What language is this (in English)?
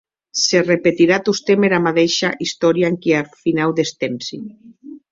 Occitan